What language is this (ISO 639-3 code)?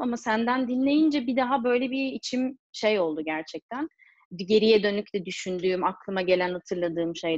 tur